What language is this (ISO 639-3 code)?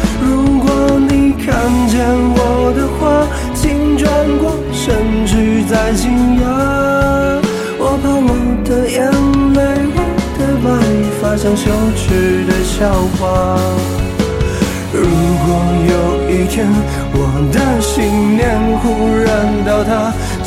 zho